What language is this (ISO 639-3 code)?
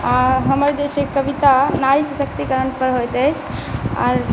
mai